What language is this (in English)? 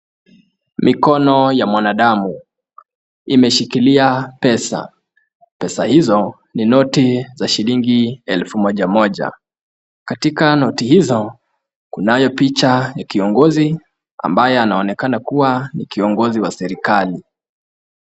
Swahili